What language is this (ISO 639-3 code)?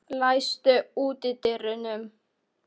isl